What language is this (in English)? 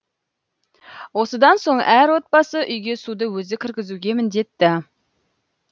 Kazakh